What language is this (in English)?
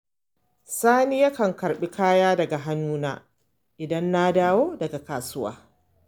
Hausa